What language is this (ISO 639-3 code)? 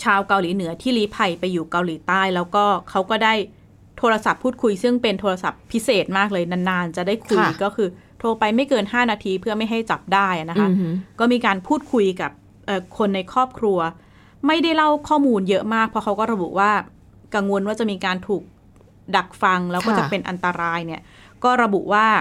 tha